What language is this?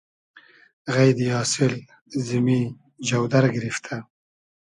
Hazaragi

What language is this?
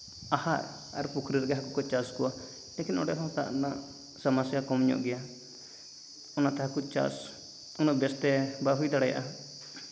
Santali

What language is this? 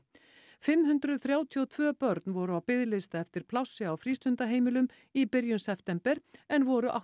Icelandic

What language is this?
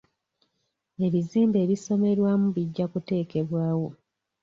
Ganda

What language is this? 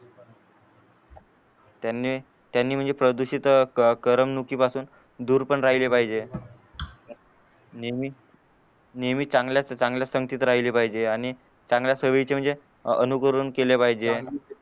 Marathi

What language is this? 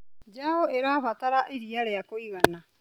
Kikuyu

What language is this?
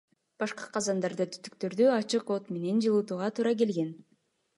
Kyrgyz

